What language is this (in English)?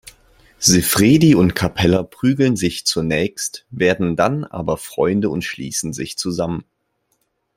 German